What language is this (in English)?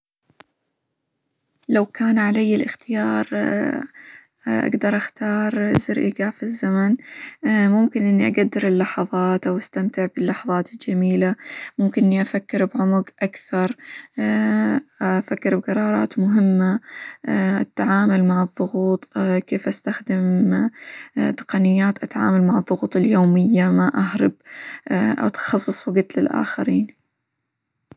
Hijazi Arabic